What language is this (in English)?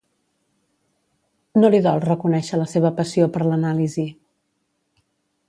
Catalan